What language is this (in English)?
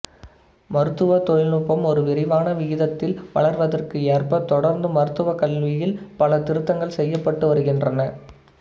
Tamil